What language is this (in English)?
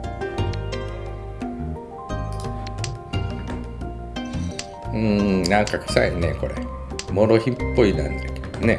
Japanese